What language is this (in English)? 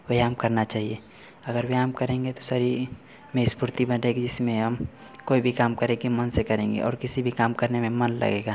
Hindi